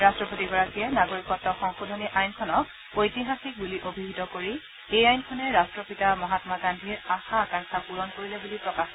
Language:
Assamese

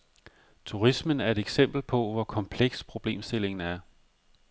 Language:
Danish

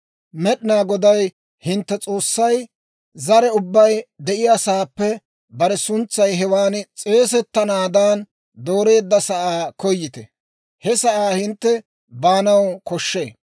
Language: Dawro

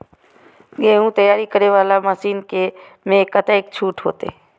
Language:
Maithili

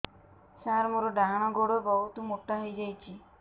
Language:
Odia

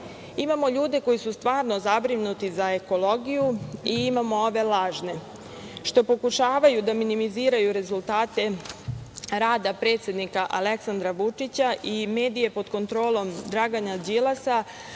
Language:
Serbian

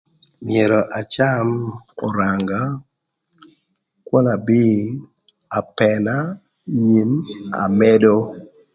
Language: Thur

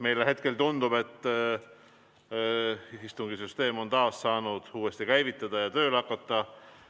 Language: Estonian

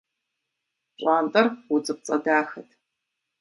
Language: Kabardian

